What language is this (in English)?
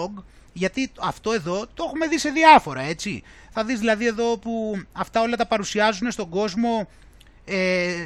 Greek